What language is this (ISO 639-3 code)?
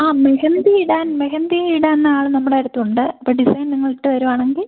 mal